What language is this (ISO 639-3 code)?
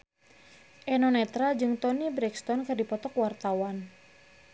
sun